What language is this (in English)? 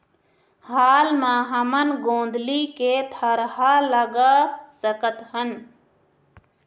Chhattisgarhi